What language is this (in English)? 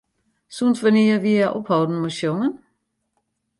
Western Frisian